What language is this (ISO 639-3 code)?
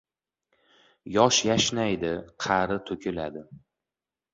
uzb